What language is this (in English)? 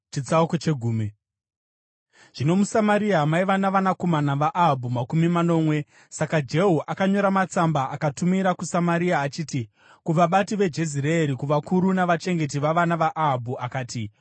Shona